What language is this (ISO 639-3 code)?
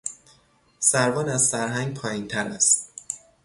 fas